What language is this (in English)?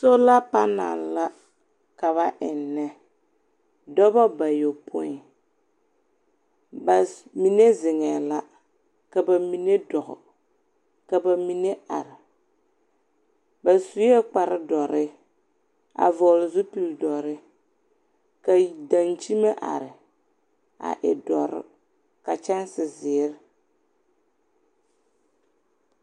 Southern Dagaare